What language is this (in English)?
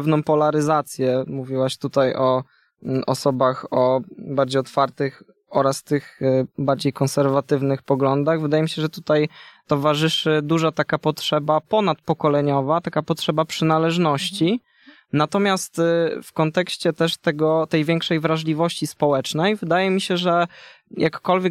Polish